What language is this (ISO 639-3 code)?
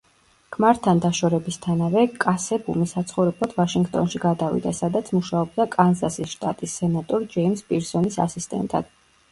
kat